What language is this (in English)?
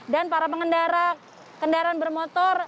Indonesian